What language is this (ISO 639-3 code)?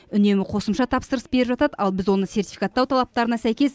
kaz